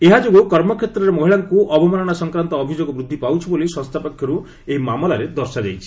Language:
Odia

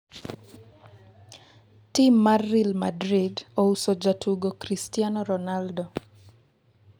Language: Luo (Kenya and Tanzania)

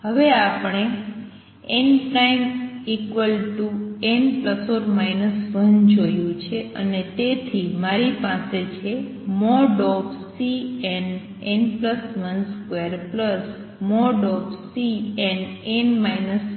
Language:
Gujarati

